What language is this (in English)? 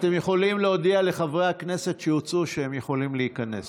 Hebrew